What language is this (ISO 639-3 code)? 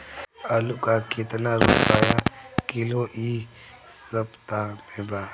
bho